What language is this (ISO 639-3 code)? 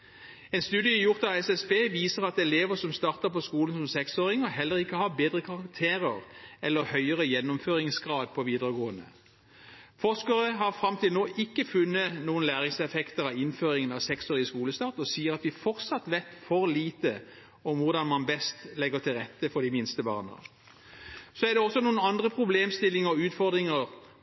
nob